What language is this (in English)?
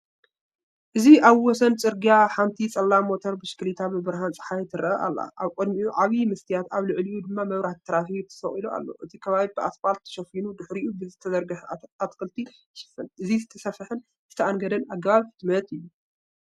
Tigrinya